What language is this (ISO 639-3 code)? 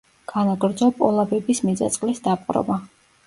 kat